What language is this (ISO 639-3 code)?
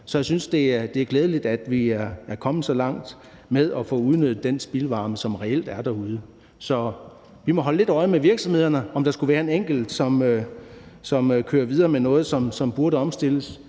dan